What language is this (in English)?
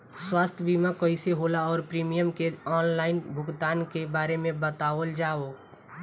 Bhojpuri